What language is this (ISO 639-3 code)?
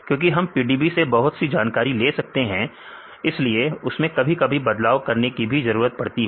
hin